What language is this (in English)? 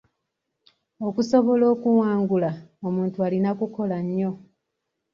Ganda